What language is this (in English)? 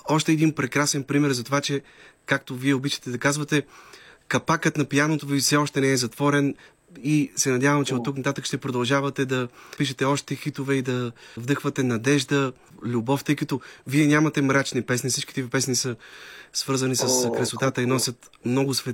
Bulgarian